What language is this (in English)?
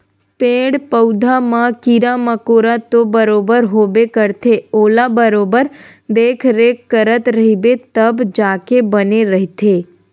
Chhattisgarhi